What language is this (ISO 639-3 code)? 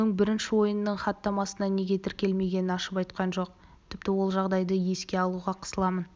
kaz